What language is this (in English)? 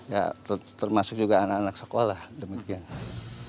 Indonesian